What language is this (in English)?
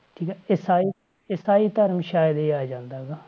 Punjabi